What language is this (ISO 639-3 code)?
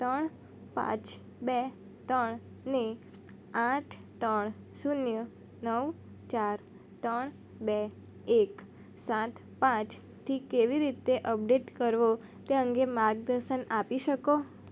guj